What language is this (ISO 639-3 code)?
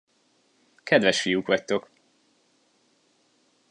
hun